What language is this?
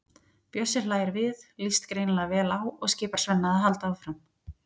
Icelandic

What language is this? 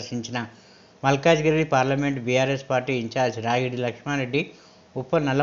Telugu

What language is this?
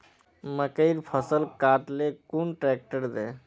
Magahi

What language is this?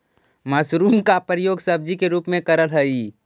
Magahi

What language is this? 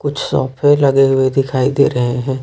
Hindi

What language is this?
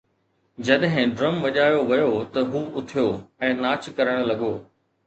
Sindhi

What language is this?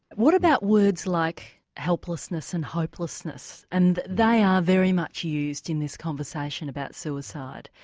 English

